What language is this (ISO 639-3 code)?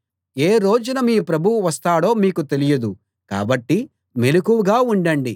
tel